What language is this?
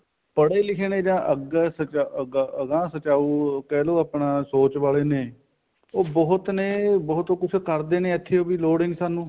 Punjabi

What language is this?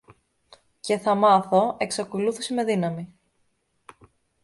Greek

